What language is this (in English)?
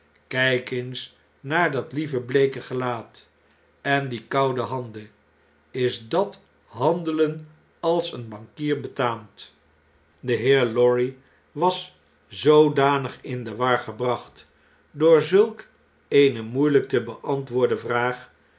Dutch